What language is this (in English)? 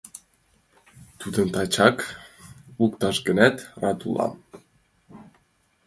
Mari